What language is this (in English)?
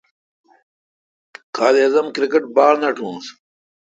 Kalkoti